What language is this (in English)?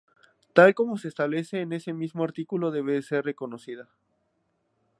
Spanish